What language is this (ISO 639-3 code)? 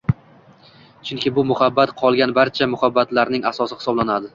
uzb